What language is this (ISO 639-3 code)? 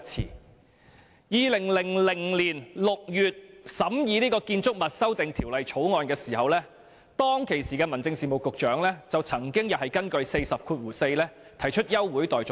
yue